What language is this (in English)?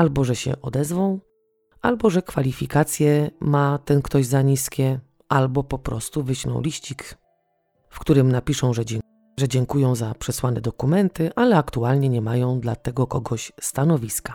Polish